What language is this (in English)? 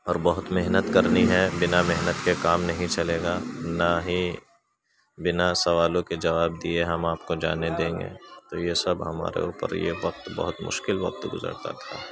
Urdu